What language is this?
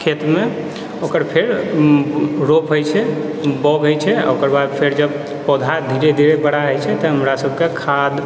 Maithili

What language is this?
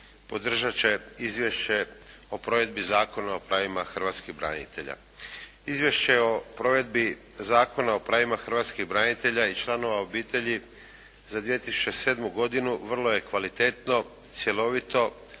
Croatian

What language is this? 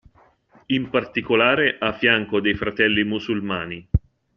Italian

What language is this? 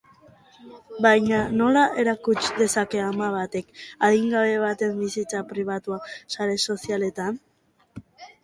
Basque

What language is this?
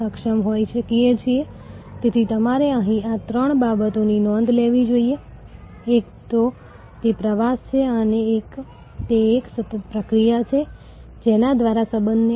Gujarati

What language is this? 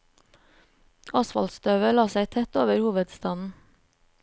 Norwegian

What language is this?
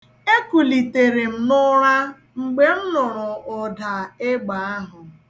Igbo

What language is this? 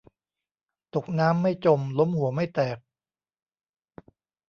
Thai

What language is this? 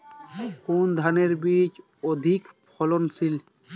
Bangla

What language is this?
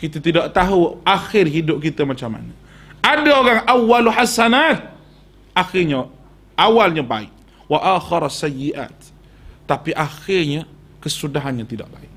Malay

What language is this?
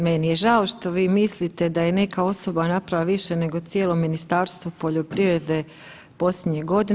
Croatian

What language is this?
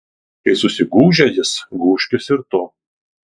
Lithuanian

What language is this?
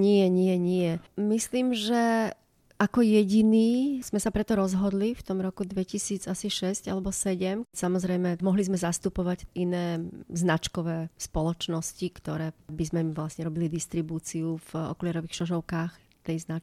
Slovak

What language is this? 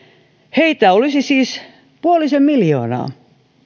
Finnish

